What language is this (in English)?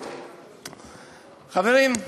Hebrew